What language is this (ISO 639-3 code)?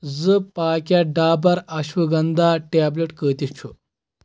kas